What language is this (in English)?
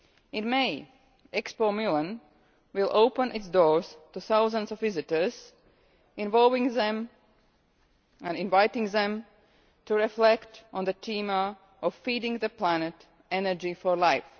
English